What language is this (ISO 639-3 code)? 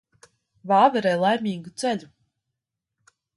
lav